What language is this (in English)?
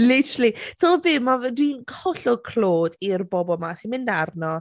Welsh